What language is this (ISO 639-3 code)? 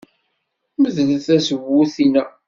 kab